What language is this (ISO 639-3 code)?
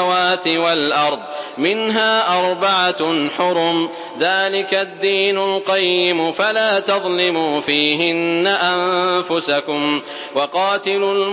ara